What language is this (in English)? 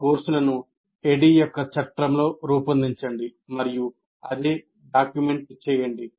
Telugu